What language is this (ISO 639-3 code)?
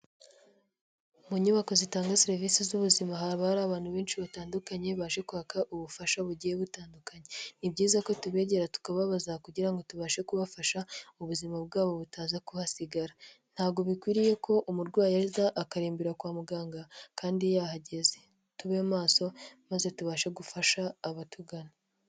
kin